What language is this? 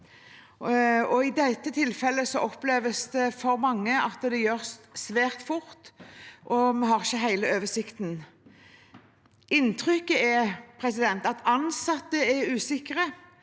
Norwegian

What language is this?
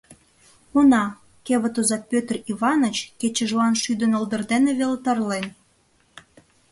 Mari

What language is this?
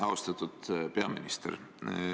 Estonian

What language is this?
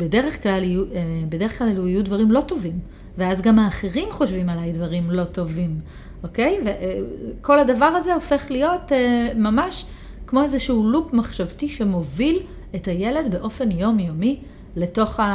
Hebrew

